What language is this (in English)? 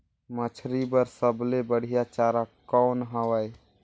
Chhattisgarhi